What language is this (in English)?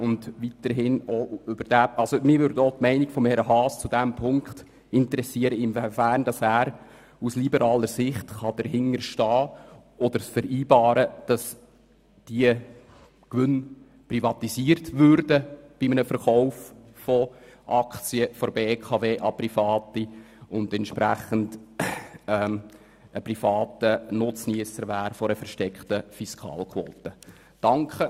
Swiss German